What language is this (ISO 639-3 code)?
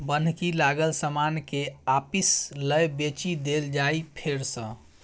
mai